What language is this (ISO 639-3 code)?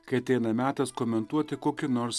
lit